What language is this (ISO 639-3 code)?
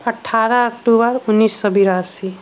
mai